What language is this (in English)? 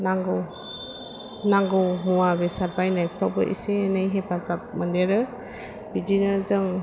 Bodo